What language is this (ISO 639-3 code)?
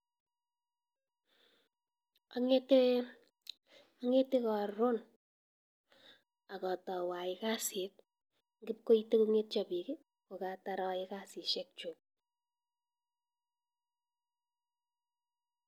kln